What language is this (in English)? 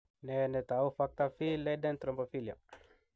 Kalenjin